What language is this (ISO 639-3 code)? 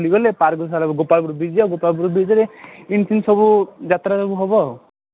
ori